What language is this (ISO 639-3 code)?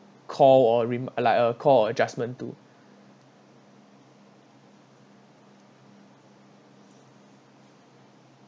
eng